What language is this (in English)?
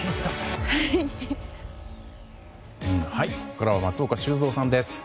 Japanese